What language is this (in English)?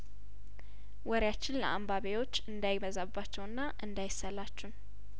Amharic